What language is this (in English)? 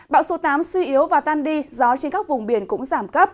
Vietnamese